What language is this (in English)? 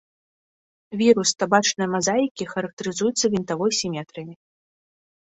Belarusian